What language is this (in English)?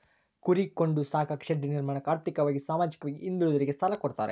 Kannada